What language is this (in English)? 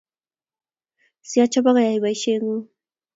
Kalenjin